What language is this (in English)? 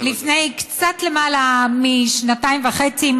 Hebrew